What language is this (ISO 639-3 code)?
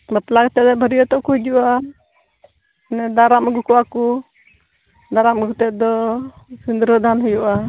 sat